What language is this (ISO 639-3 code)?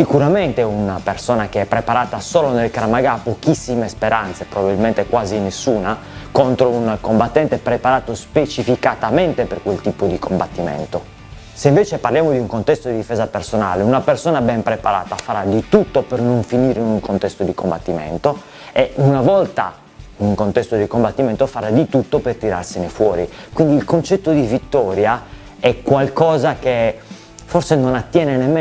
ita